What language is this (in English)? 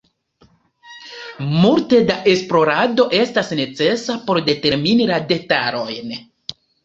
Esperanto